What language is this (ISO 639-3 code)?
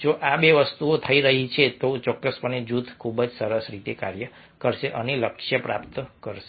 guj